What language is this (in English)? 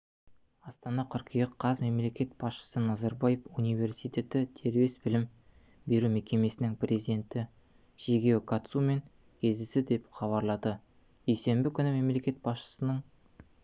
Kazakh